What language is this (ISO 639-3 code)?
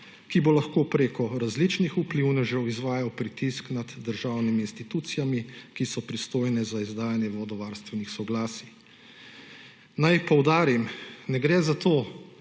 slv